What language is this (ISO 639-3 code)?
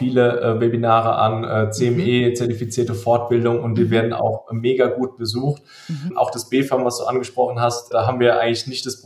deu